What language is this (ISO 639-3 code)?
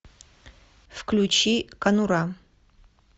rus